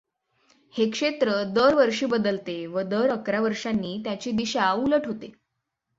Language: Marathi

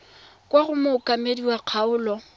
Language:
Tswana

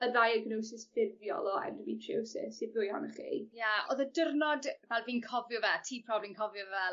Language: Welsh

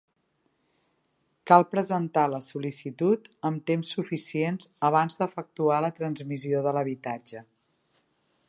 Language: Catalan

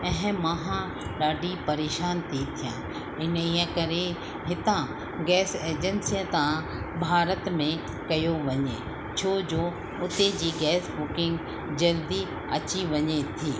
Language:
Sindhi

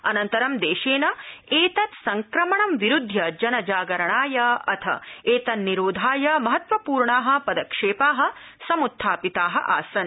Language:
Sanskrit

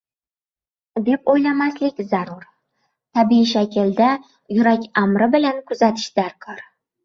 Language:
Uzbek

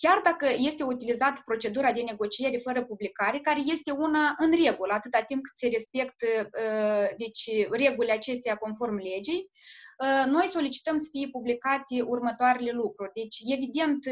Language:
Romanian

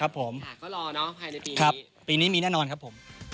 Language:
Thai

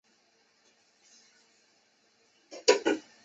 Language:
Chinese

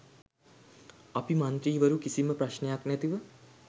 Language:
Sinhala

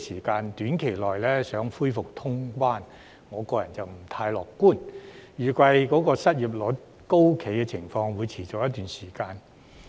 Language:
Cantonese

